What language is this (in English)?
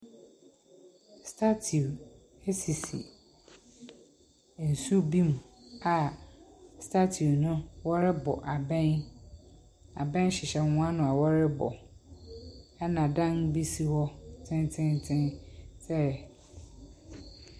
Akan